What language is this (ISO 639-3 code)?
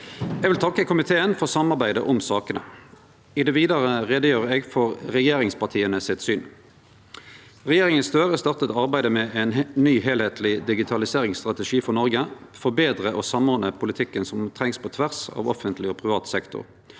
nor